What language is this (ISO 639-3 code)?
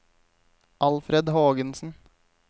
nor